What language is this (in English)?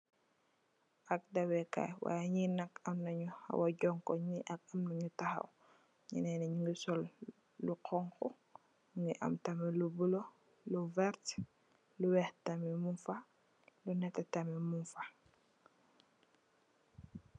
Wolof